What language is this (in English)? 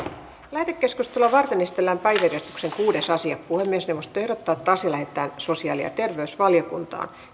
Finnish